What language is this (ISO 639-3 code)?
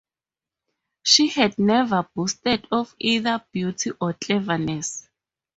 eng